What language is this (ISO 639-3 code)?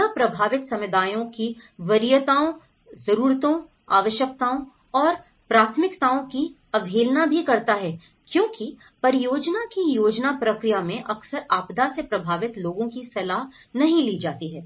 hin